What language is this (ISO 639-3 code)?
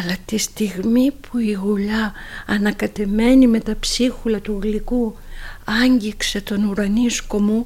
ell